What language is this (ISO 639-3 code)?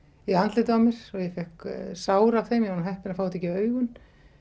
isl